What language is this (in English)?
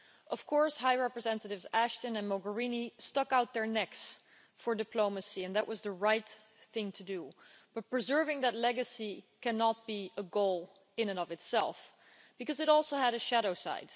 English